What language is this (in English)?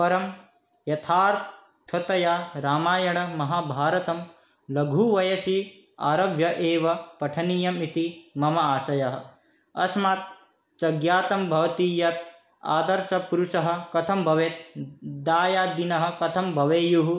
Sanskrit